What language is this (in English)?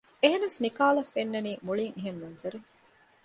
Divehi